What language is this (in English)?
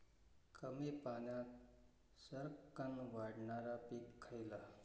Marathi